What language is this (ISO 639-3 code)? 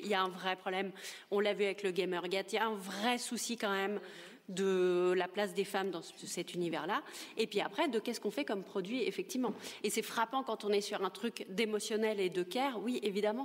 fra